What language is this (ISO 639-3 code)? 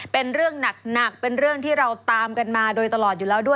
tha